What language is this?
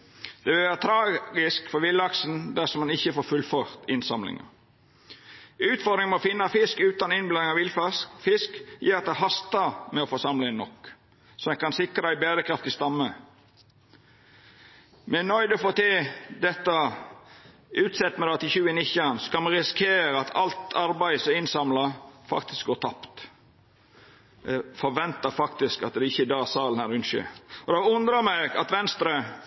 Norwegian Nynorsk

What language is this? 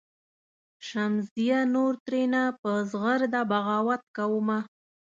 Pashto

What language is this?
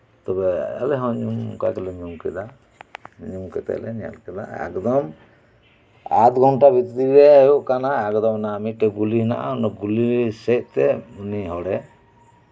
Santali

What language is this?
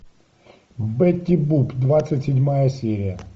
Russian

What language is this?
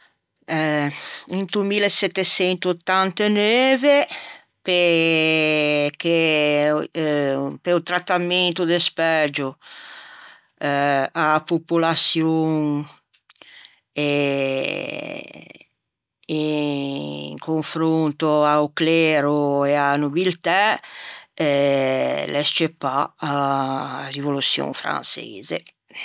Ligurian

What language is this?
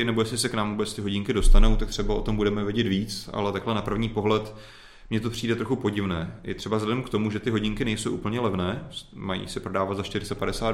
Czech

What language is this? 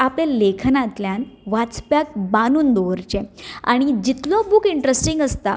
Konkani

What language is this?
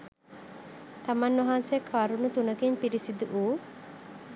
Sinhala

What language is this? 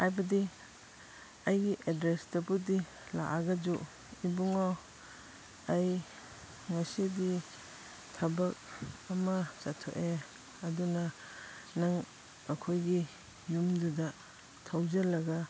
Manipuri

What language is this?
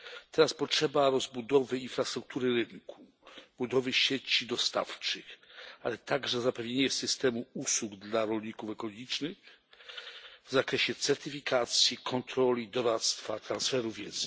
Polish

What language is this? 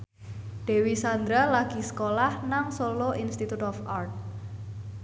Javanese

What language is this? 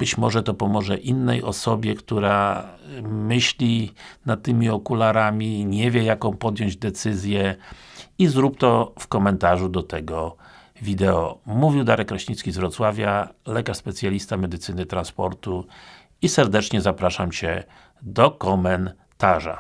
Polish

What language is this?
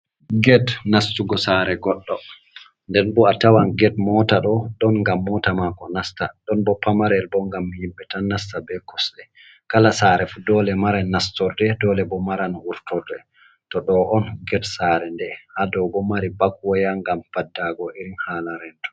Fula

